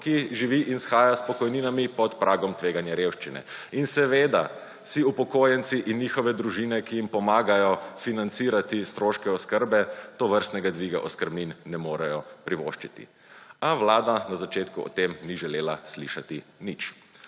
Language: Slovenian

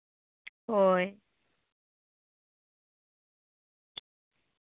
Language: Santali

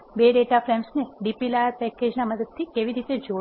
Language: Gujarati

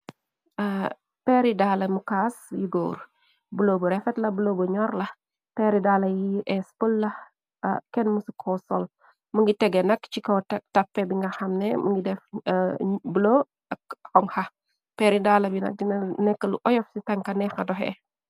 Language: Wolof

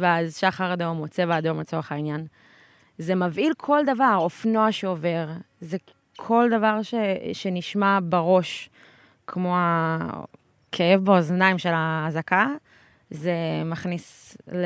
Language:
Hebrew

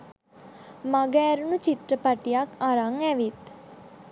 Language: Sinhala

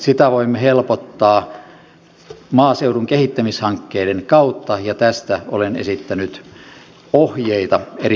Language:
Finnish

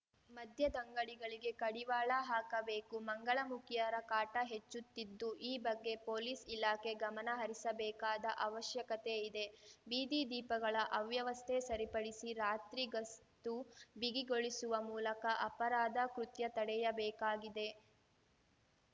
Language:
Kannada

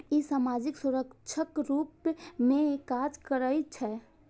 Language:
Maithili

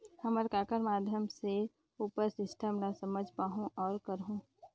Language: Chhattisgarhi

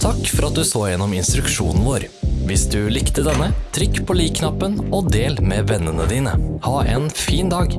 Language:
Norwegian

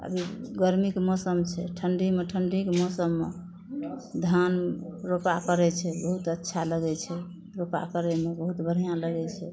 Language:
Maithili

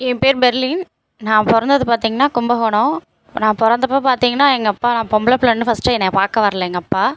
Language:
Tamil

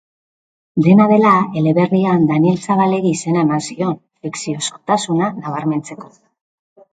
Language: Basque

